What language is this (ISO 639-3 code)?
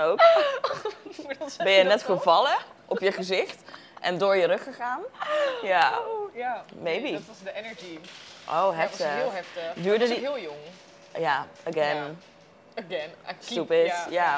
nld